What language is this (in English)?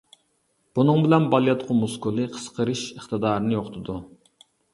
Uyghur